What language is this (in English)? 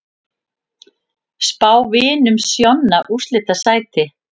Icelandic